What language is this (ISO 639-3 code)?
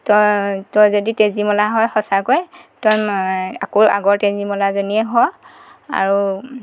asm